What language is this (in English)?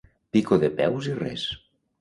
Catalan